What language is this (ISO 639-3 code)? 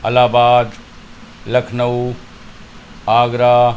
urd